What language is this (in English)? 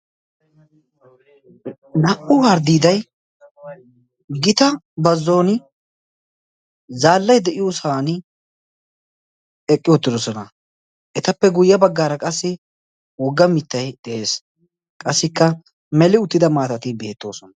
Wolaytta